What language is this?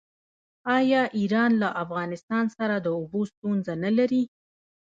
Pashto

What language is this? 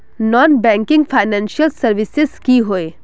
Magahi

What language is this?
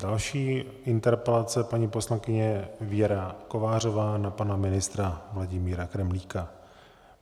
Czech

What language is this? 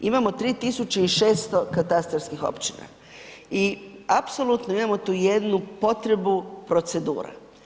Croatian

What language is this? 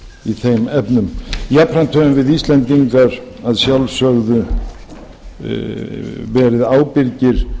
Icelandic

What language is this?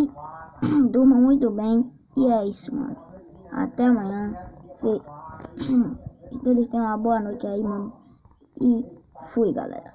Portuguese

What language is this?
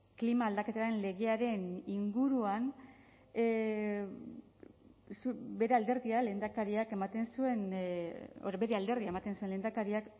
Basque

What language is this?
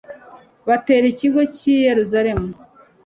Kinyarwanda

